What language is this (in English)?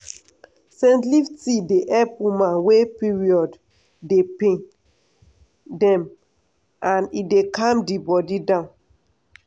Nigerian Pidgin